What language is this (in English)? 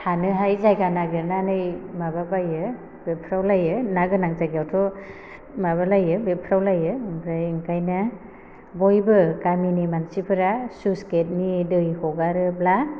Bodo